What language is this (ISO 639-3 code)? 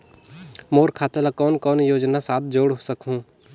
hne